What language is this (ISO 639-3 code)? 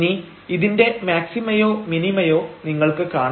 mal